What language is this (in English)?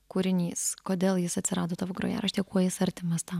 Lithuanian